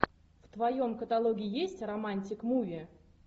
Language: Russian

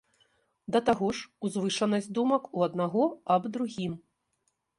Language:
Belarusian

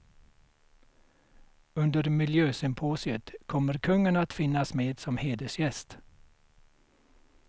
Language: Swedish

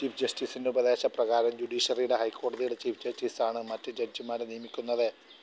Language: Malayalam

